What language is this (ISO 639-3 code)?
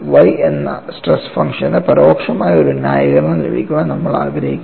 mal